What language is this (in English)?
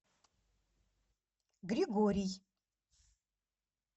Russian